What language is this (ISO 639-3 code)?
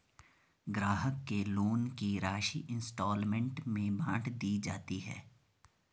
hin